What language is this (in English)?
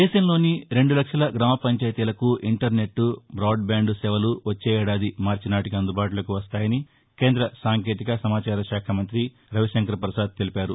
Telugu